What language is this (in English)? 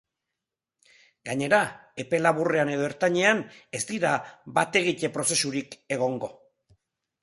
Basque